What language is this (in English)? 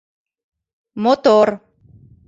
Mari